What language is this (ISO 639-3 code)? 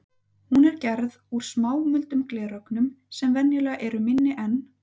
isl